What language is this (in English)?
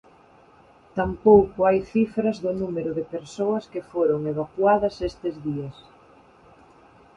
Galician